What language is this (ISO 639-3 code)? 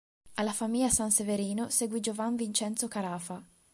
ita